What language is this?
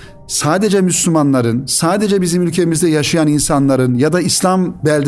Turkish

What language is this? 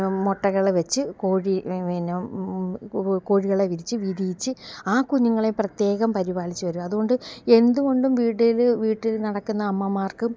Malayalam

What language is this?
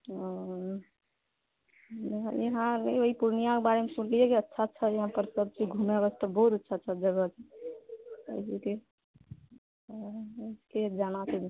Maithili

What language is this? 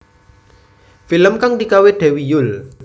Javanese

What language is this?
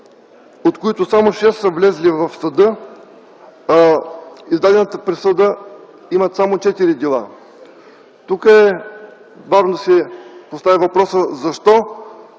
Bulgarian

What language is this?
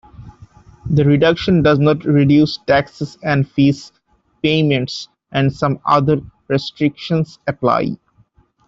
English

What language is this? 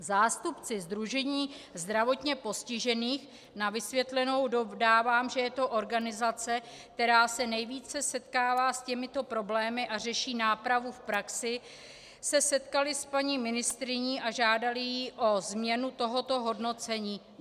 Czech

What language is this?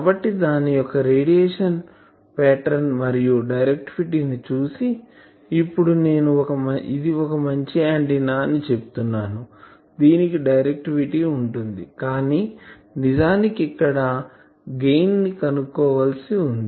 Telugu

